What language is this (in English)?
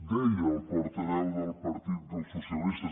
Catalan